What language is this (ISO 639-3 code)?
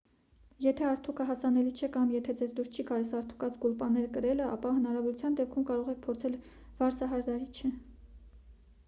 hye